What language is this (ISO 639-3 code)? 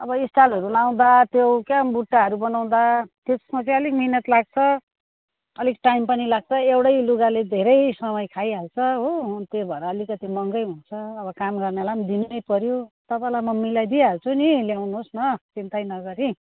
nep